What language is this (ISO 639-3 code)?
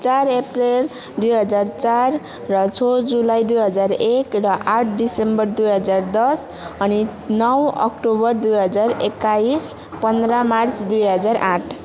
nep